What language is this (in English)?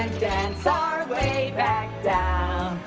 English